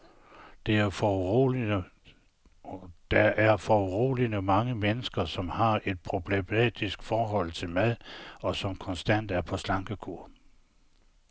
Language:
Danish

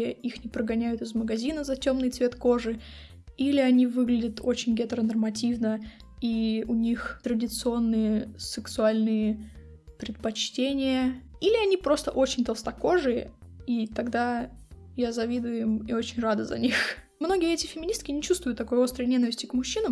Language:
Russian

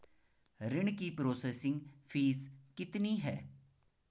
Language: Hindi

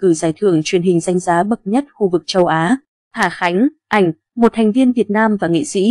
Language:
Vietnamese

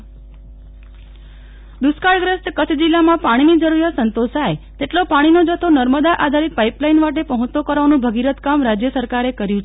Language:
Gujarati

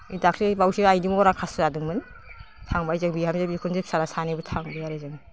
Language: Bodo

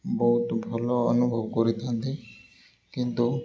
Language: Odia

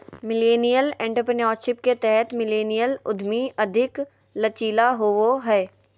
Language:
Magahi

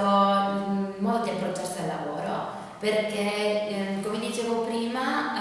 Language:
Italian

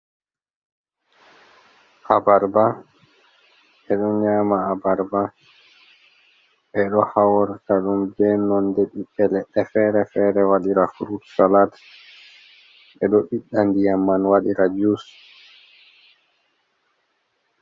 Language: Fula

